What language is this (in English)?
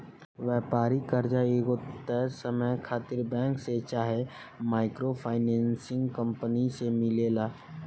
Bhojpuri